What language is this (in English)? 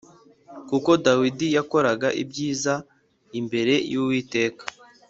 Kinyarwanda